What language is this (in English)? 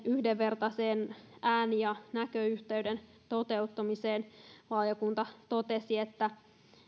Finnish